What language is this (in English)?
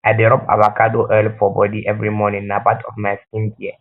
Nigerian Pidgin